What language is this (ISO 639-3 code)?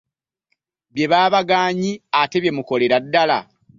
lug